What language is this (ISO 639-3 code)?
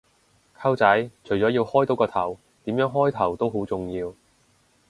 yue